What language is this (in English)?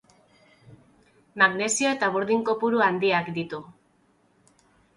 Basque